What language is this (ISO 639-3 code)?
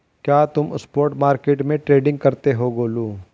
hin